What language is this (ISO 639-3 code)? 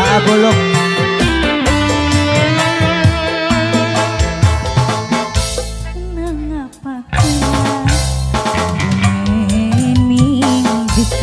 ind